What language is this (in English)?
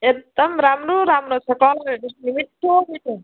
Nepali